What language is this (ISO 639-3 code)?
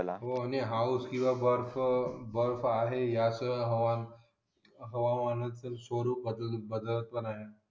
mar